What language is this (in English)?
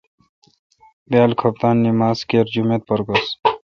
Kalkoti